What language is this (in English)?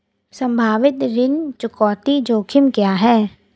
Hindi